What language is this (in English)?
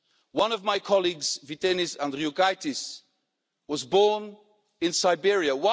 English